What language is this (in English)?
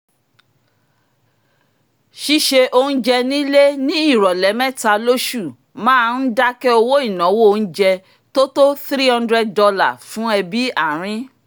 Yoruba